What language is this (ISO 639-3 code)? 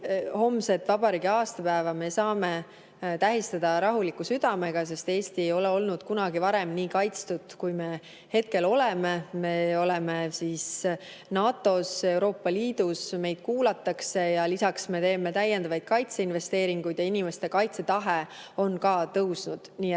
est